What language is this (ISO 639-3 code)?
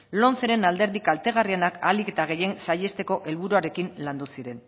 eus